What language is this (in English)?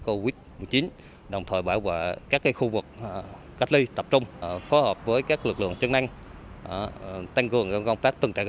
Vietnamese